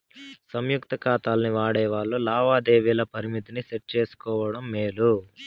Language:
Telugu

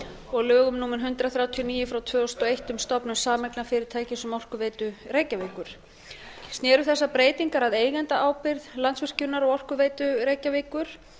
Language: Icelandic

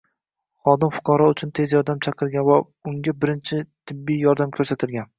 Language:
Uzbek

